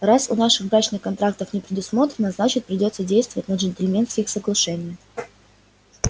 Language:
Russian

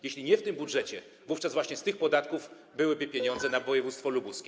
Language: Polish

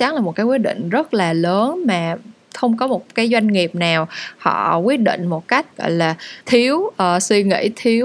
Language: Vietnamese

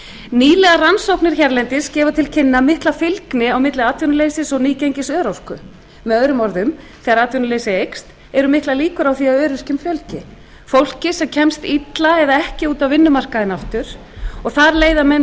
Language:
Icelandic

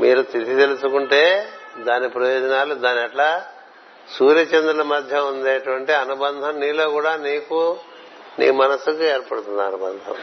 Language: Telugu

